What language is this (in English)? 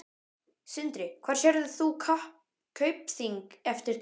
Icelandic